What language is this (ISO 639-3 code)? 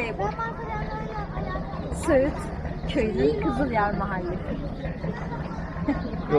tur